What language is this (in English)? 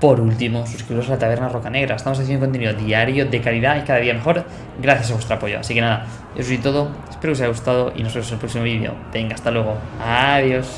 Spanish